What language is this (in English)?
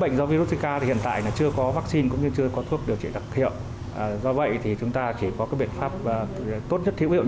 Vietnamese